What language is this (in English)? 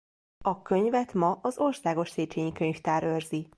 Hungarian